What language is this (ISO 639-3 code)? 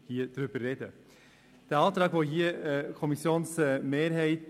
gsw